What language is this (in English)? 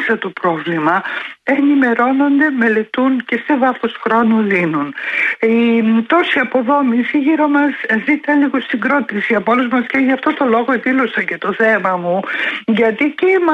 Greek